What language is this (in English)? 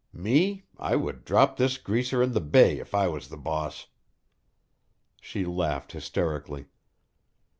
English